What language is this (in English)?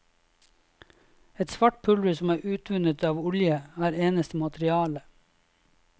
Norwegian